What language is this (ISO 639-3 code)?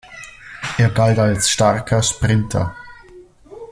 deu